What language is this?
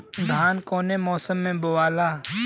Bhojpuri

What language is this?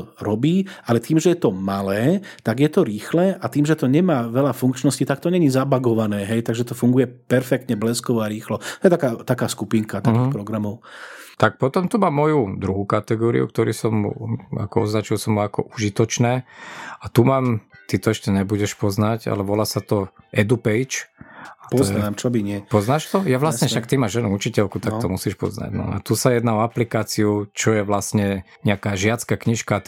Slovak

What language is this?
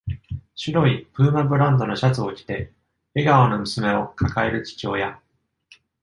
Japanese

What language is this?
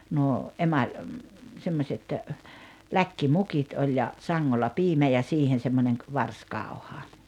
Finnish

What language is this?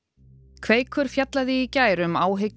Icelandic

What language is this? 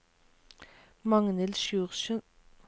Norwegian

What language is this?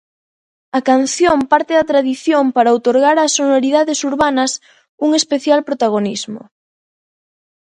Galician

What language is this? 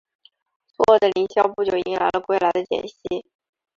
Chinese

